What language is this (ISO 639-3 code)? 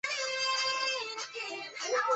zho